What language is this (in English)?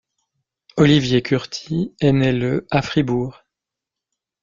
French